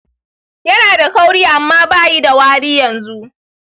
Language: Hausa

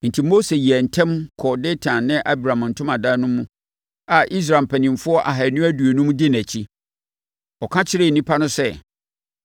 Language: Akan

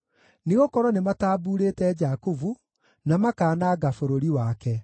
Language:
Kikuyu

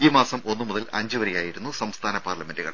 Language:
Malayalam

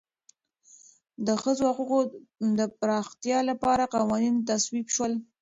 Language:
Pashto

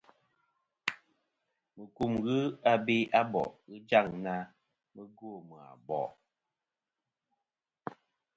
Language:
Kom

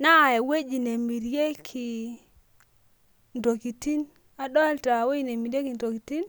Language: Masai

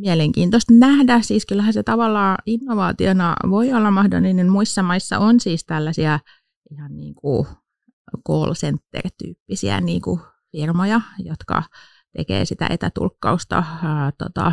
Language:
Finnish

